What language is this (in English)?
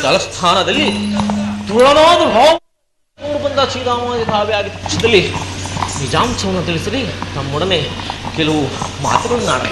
Kannada